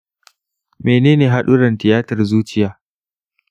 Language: Hausa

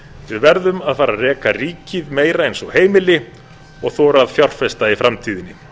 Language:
Icelandic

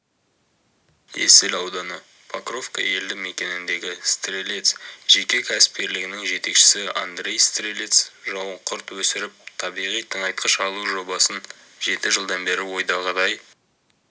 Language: Kazakh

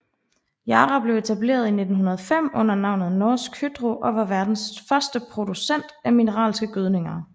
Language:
Danish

